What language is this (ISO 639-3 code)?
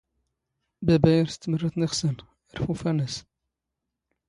zgh